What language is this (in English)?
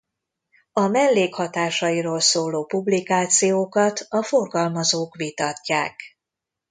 Hungarian